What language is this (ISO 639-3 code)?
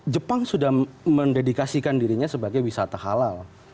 ind